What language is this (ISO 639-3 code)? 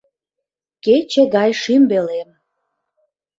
chm